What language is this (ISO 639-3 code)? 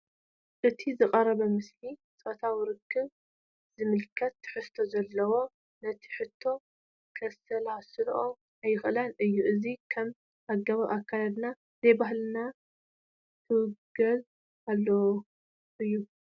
tir